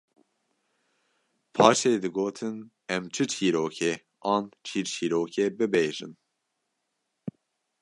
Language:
Kurdish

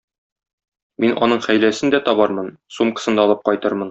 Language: Tatar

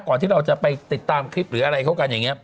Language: Thai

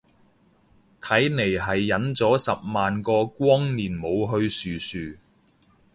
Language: Cantonese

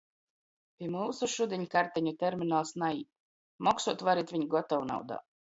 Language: Latgalian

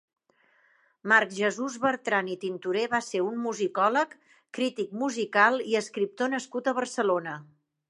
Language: Catalan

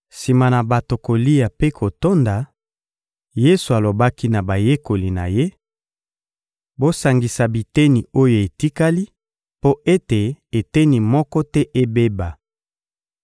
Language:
Lingala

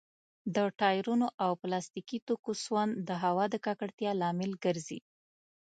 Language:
Pashto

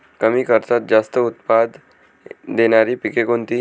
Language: Marathi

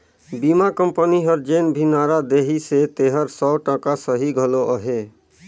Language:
Chhattisgarhi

